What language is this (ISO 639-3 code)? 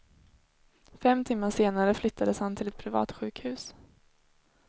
swe